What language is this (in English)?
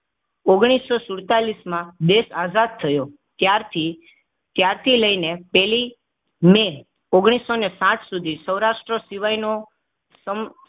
Gujarati